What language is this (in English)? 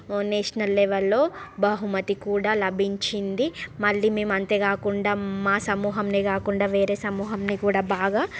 Telugu